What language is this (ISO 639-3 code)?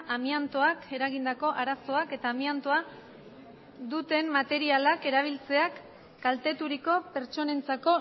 eus